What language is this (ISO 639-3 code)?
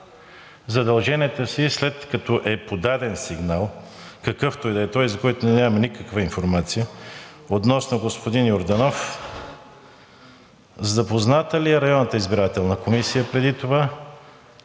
bul